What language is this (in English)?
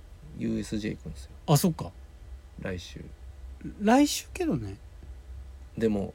Japanese